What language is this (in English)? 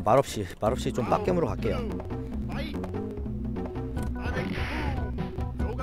Korean